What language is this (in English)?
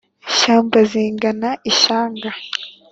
Kinyarwanda